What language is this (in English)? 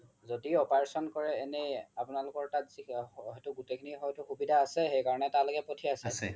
Assamese